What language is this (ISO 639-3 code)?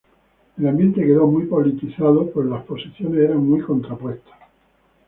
spa